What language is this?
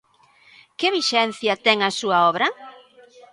Galician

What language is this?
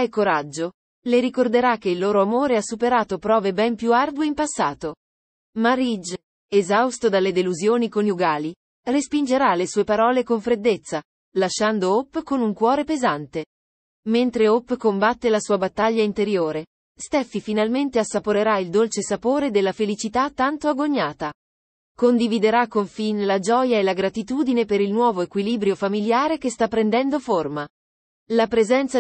Italian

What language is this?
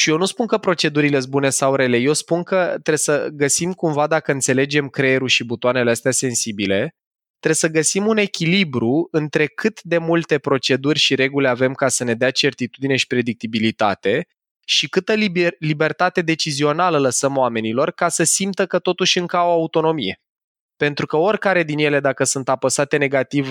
Romanian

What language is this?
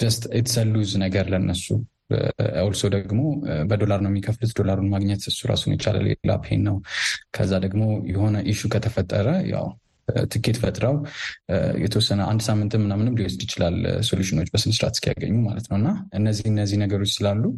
Amharic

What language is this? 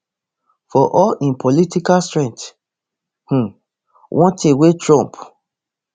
Nigerian Pidgin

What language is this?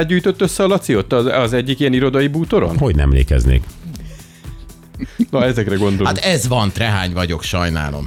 Hungarian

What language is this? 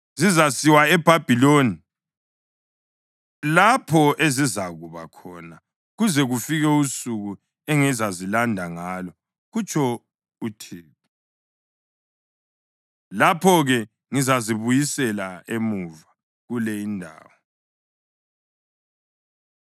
North Ndebele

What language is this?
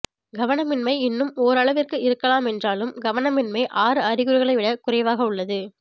Tamil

